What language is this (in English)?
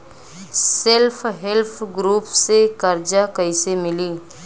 Bhojpuri